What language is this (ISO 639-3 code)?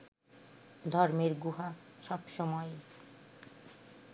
ben